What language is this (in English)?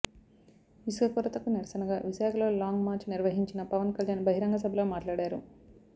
Telugu